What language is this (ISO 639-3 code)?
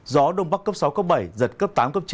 vie